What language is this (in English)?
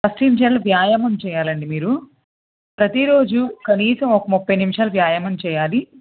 Telugu